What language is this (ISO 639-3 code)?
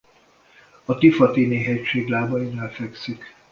hun